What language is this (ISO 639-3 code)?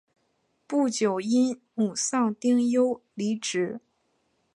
zho